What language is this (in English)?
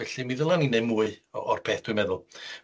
Welsh